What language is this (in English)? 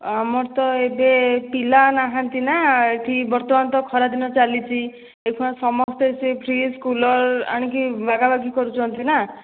Odia